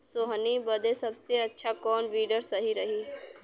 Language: Bhojpuri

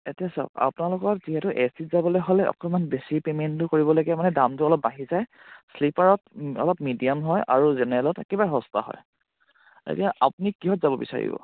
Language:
Assamese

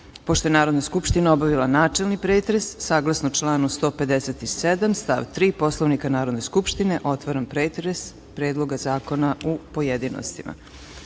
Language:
Serbian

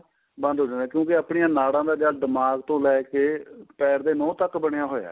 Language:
Punjabi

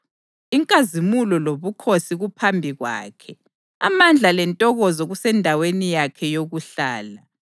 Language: North Ndebele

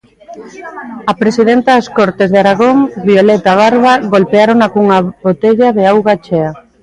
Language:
Galician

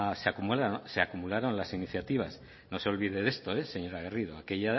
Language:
Spanish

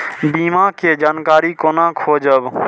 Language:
Maithili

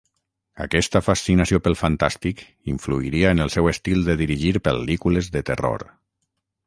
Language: Catalan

